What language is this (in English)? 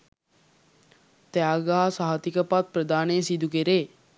Sinhala